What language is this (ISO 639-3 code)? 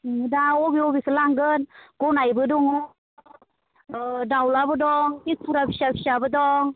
brx